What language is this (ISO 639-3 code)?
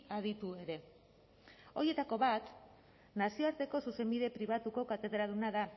eus